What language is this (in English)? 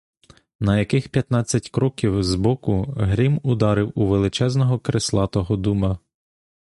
Ukrainian